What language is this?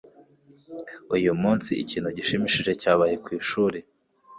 Kinyarwanda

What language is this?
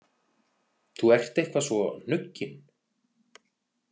Icelandic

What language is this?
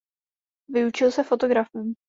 Czech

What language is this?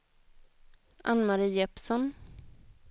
Swedish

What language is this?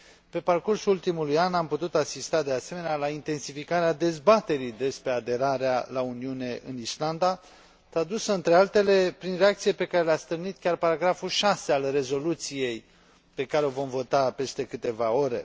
Romanian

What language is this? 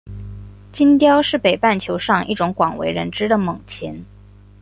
Chinese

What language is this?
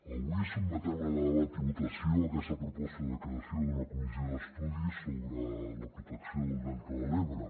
Catalan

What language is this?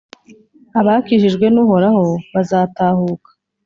Kinyarwanda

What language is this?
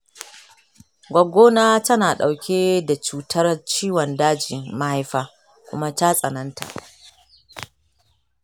Hausa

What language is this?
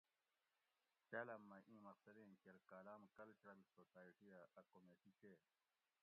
Gawri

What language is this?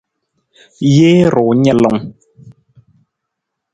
Nawdm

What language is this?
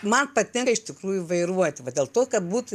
Lithuanian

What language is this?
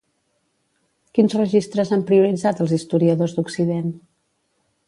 Catalan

